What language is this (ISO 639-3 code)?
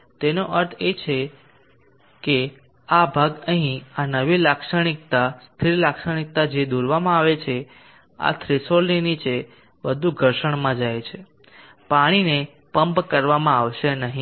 guj